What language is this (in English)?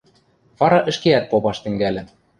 Western Mari